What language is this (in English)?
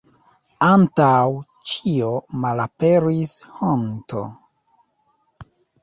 Esperanto